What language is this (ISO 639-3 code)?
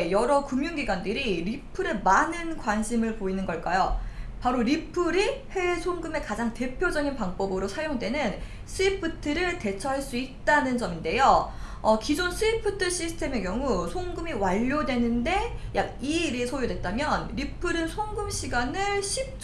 kor